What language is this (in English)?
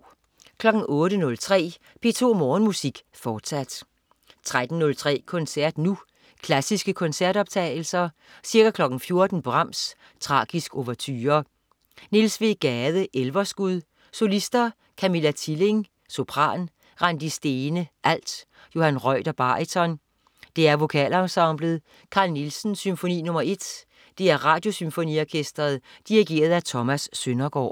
Danish